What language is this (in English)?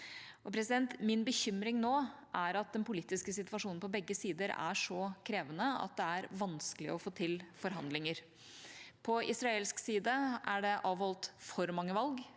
Norwegian